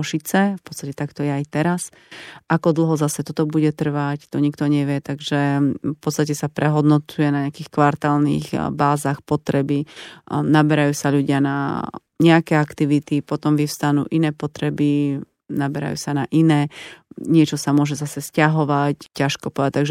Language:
Slovak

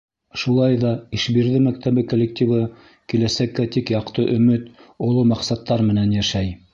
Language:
Bashkir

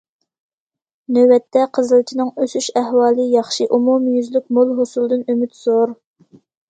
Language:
Uyghur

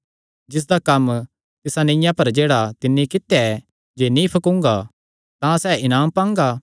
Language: Kangri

